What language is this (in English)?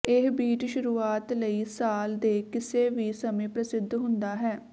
Punjabi